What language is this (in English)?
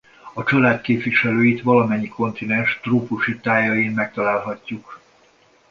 Hungarian